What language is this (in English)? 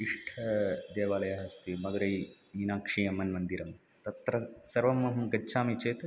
Sanskrit